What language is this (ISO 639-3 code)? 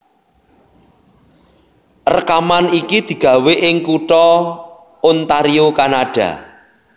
jav